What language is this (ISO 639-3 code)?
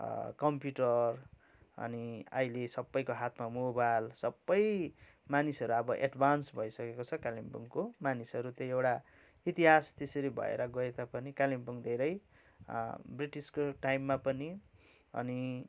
nep